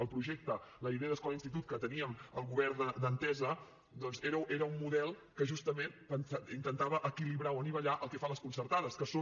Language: Catalan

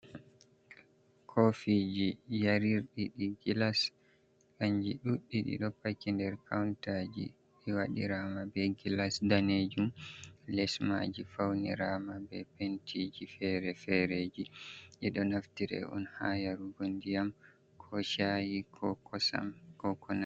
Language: Fula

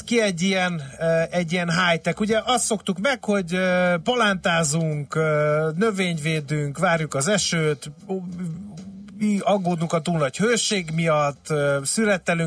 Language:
Hungarian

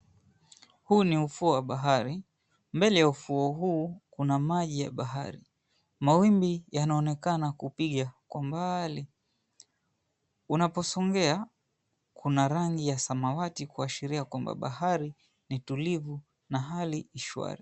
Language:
Swahili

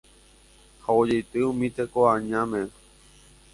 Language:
Guarani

